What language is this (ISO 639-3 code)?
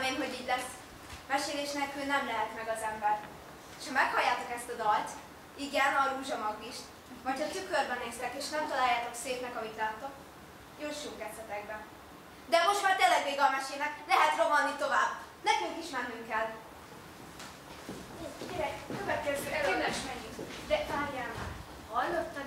hun